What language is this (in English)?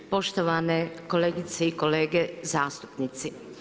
Croatian